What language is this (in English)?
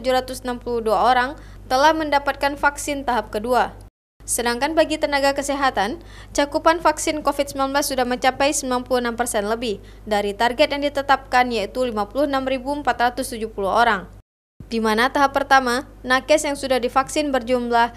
Indonesian